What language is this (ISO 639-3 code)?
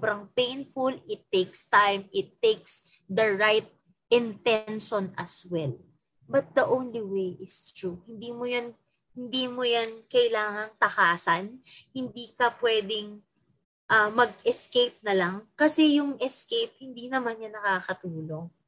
fil